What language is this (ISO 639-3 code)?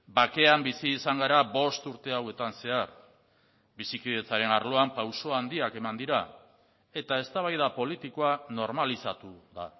eus